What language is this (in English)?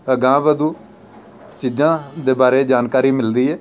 Punjabi